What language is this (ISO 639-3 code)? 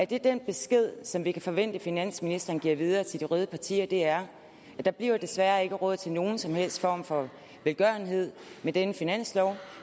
dan